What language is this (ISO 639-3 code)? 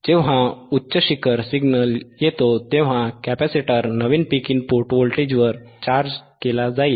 mar